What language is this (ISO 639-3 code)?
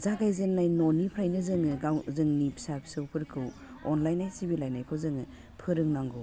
brx